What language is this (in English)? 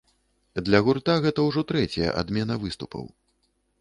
Belarusian